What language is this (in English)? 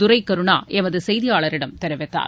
Tamil